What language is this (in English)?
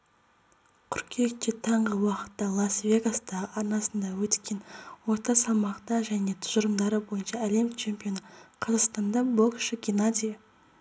Kazakh